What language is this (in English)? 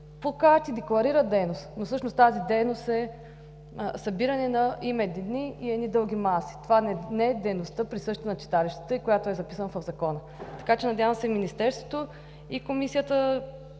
Bulgarian